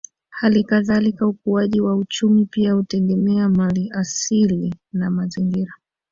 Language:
Swahili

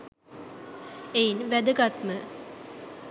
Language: Sinhala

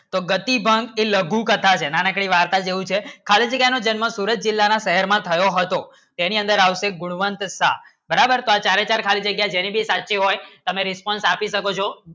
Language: Gujarati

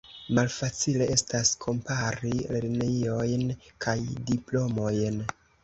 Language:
Esperanto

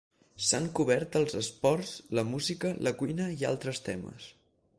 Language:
Catalan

